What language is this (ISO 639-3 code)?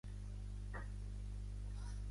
cat